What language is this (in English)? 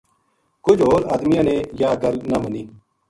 Gujari